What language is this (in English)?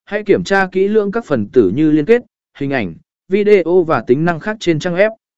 Vietnamese